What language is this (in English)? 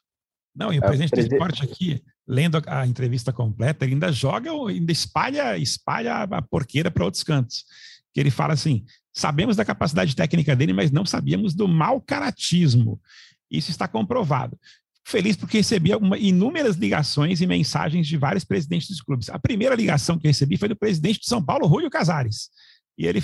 Portuguese